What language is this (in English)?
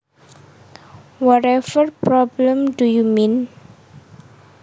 Javanese